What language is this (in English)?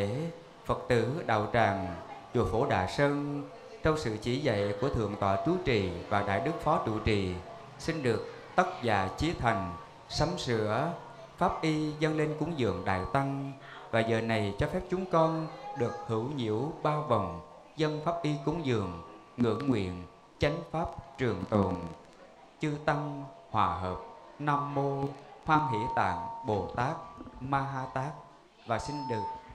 Vietnamese